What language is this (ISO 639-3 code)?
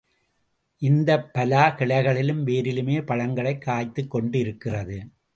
tam